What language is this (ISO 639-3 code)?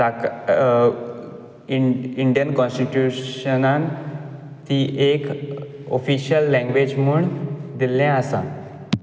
kok